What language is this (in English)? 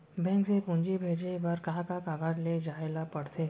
Chhattisgarhi